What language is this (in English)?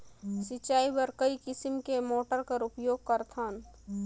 Chhattisgarhi